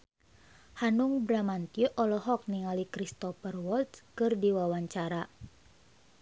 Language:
Sundanese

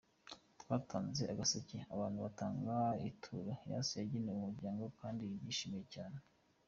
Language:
Kinyarwanda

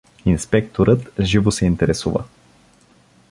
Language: Bulgarian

